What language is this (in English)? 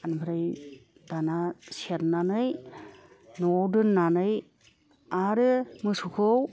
Bodo